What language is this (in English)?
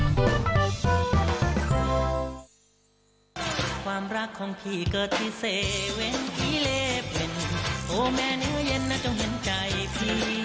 Thai